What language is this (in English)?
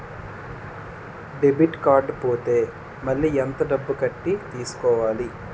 Telugu